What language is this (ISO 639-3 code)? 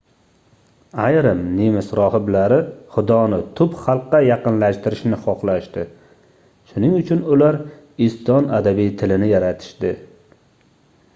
uzb